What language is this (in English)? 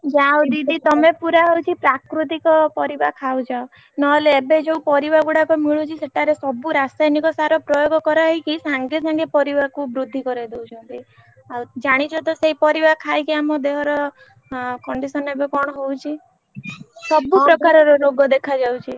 Odia